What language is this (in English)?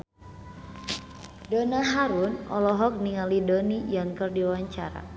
Sundanese